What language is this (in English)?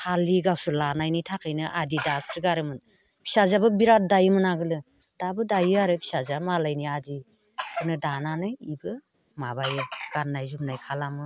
Bodo